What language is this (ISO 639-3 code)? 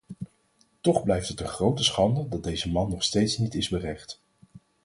nld